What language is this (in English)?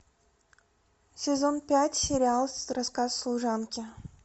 Russian